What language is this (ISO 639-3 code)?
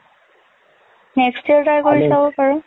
asm